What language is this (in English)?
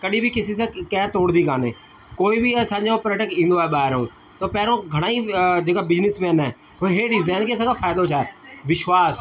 Sindhi